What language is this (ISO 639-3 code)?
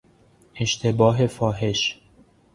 fas